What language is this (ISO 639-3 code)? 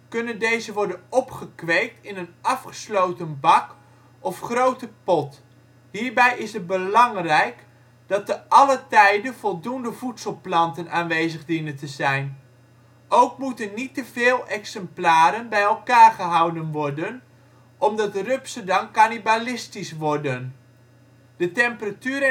nld